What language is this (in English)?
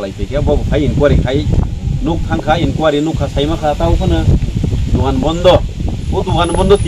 Thai